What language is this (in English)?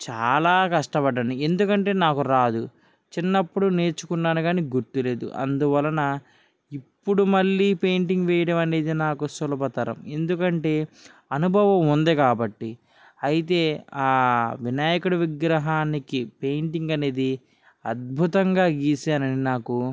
Telugu